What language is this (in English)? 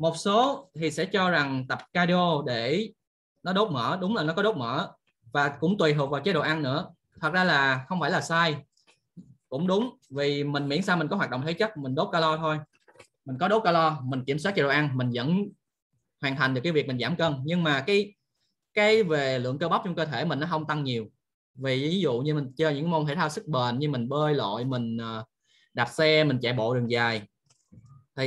Vietnamese